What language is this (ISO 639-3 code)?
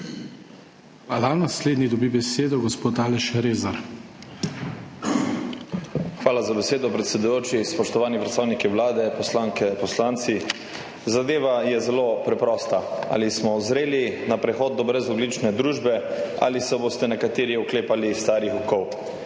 slv